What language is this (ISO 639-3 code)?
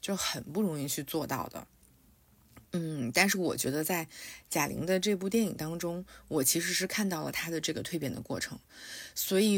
zho